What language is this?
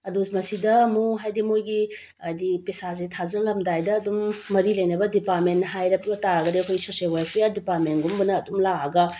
Manipuri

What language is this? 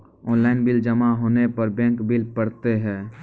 Maithili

